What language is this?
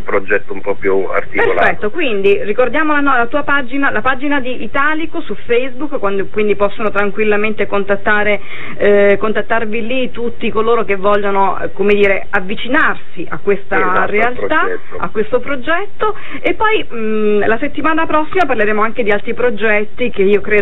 Italian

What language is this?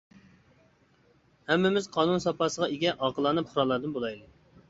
Uyghur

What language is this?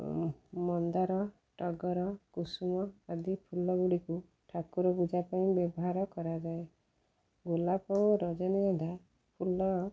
Odia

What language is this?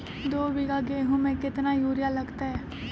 Magahi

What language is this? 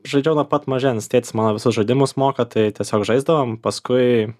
Lithuanian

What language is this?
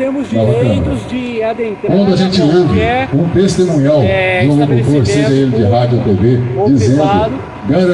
Portuguese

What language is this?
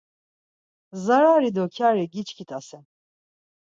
Laz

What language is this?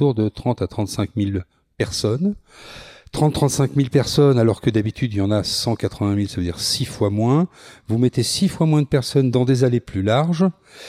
French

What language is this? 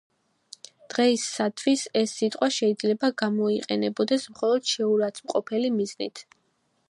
Georgian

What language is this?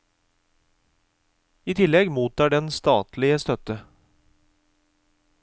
Norwegian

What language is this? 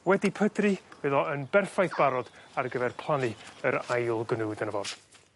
Welsh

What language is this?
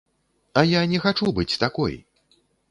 Belarusian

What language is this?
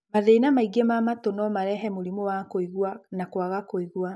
Kikuyu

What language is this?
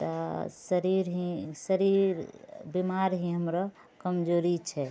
Maithili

